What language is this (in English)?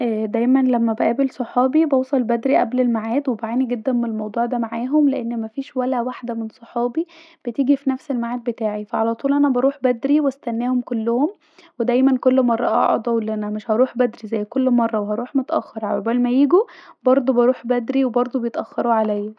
Egyptian Arabic